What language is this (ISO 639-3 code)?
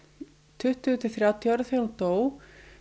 isl